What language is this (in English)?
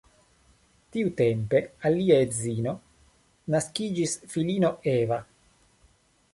Esperanto